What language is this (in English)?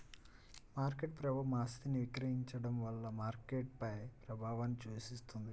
Telugu